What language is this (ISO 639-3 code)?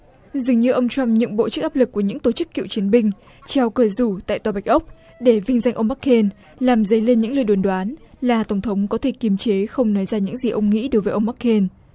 vie